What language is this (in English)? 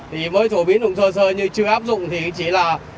Vietnamese